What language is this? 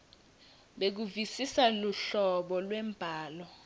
Swati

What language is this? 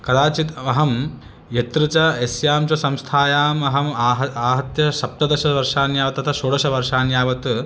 Sanskrit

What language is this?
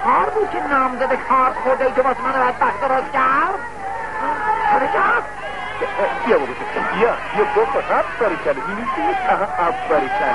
Persian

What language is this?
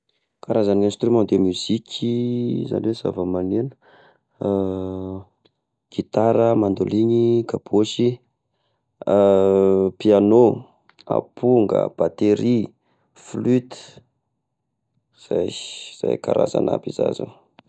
Tesaka Malagasy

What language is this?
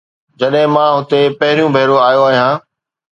Sindhi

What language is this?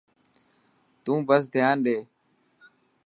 Dhatki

